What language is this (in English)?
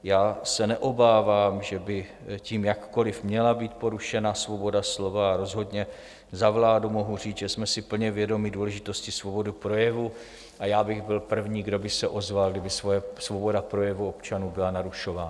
Czech